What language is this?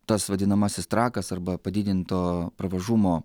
Lithuanian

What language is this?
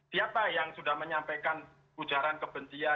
Indonesian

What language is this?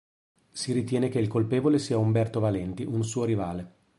Italian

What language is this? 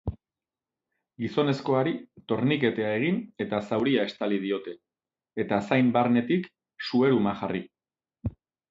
Basque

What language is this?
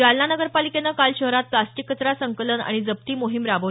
Marathi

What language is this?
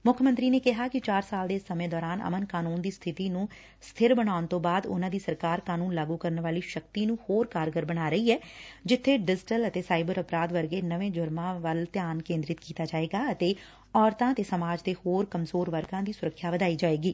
Punjabi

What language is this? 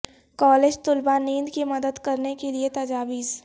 Urdu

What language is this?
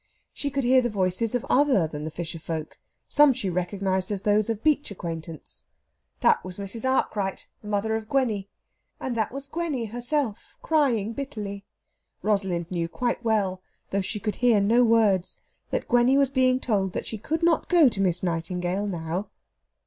English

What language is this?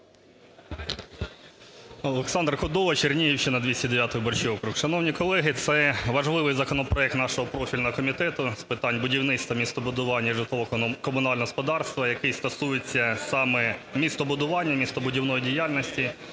Ukrainian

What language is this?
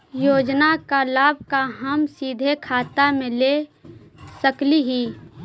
Magahi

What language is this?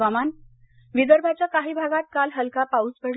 Marathi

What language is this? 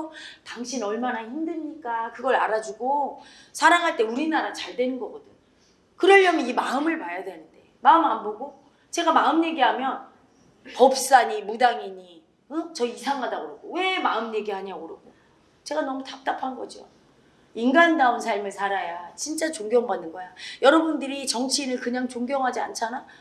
Korean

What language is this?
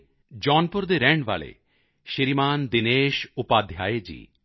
Punjabi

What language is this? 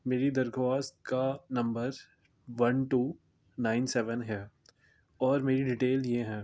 Urdu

